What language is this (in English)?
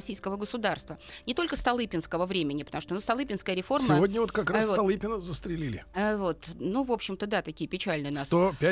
Russian